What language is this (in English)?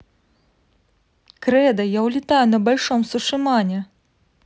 Russian